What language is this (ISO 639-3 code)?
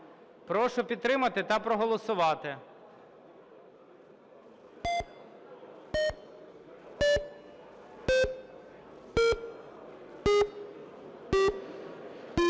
ukr